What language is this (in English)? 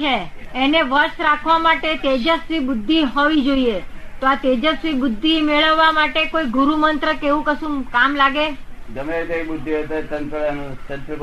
Gujarati